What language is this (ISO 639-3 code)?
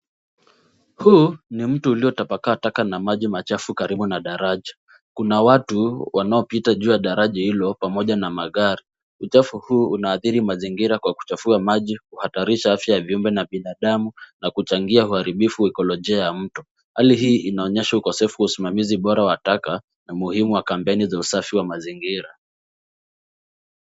swa